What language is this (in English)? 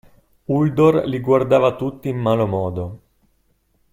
Italian